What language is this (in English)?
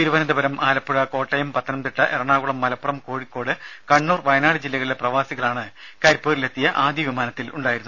Malayalam